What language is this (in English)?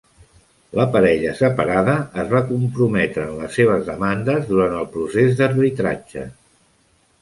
Catalan